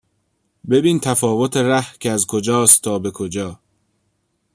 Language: Persian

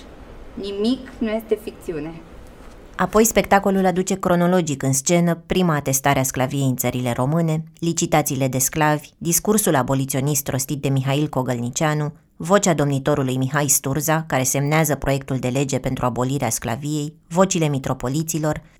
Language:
Romanian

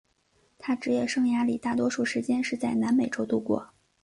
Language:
Chinese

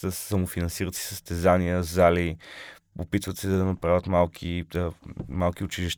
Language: Bulgarian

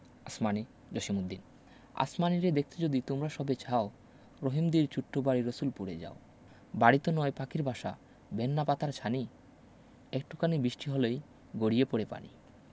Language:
Bangla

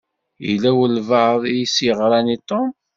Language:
Kabyle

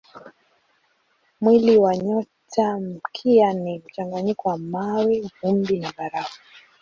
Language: Swahili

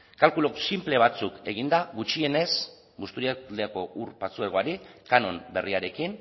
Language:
Basque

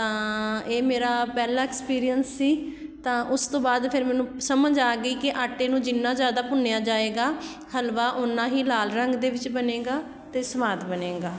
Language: Punjabi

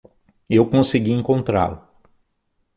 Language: Portuguese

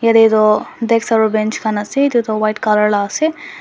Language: Naga Pidgin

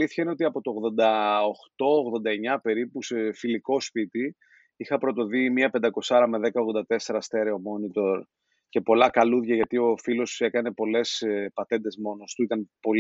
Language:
Greek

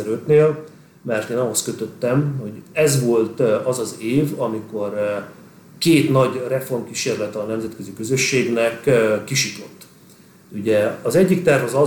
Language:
Hungarian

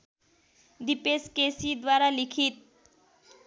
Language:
Nepali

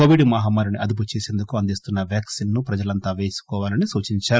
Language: Telugu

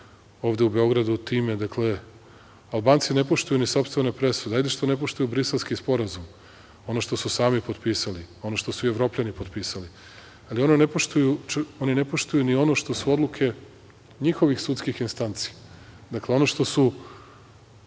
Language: Serbian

